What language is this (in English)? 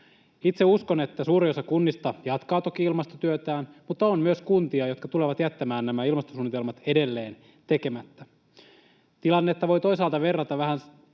Finnish